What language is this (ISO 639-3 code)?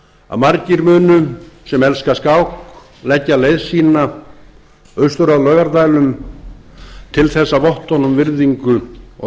isl